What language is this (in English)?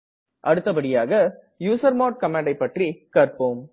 Tamil